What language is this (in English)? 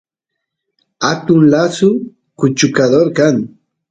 Santiago del Estero Quichua